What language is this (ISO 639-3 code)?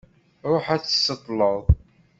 kab